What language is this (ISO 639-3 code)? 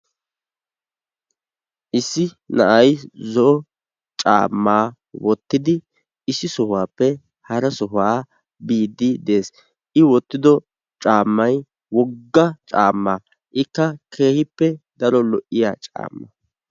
wal